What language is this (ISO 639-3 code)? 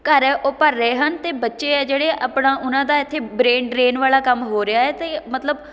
pan